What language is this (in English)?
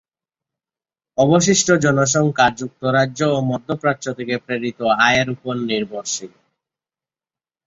Bangla